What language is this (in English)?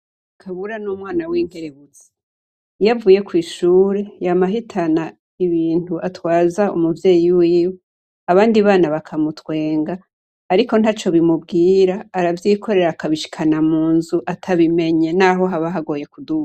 Rundi